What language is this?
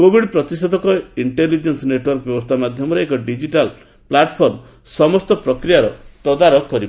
Odia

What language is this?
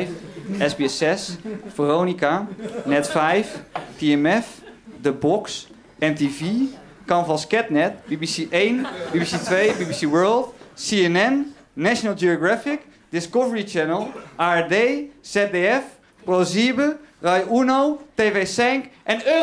Dutch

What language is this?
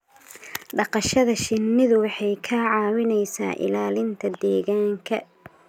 Somali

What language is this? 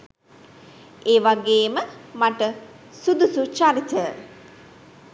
Sinhala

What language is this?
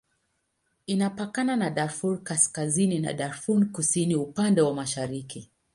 Swahili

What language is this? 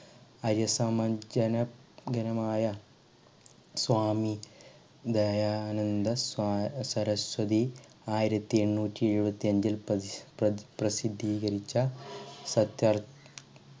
Malayalam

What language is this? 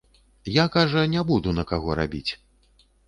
Belarusian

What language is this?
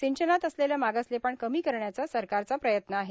Marathi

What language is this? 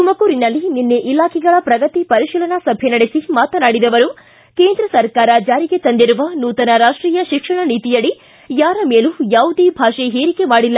Kannada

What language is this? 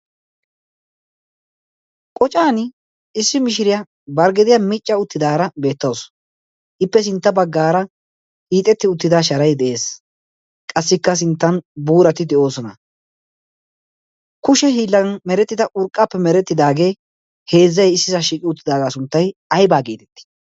Wolaytta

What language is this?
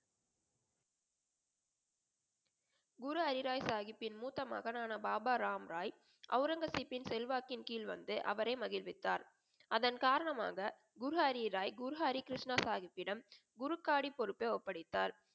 Tamil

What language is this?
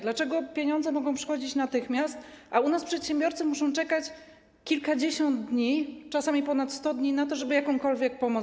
Polish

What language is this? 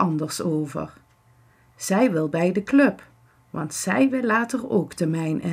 Dutch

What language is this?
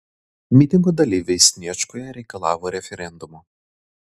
Lithuanian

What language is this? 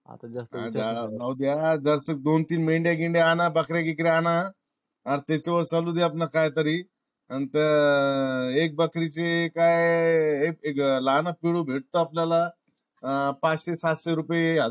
Marathi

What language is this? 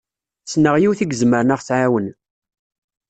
Kabyle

